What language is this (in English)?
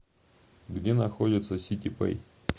Russian